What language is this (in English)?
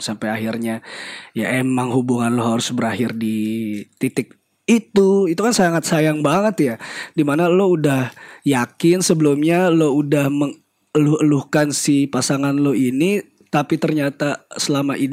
Indonesian